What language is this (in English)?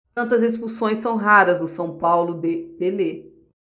Portuguese